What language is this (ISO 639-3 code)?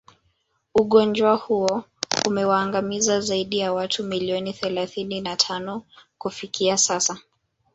swa